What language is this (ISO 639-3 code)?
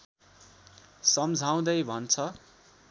nep